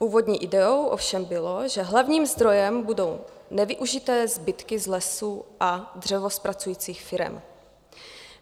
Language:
Czech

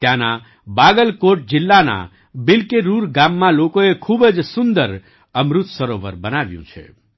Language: Gujarati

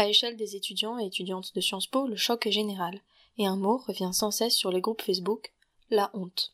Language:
French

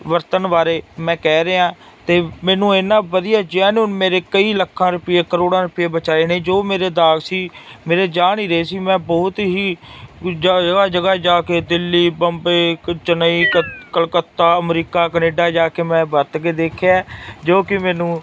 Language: Punjabi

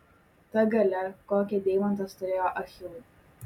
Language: Lithuanian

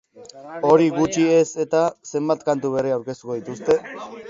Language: Basque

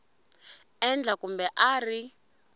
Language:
Tsonga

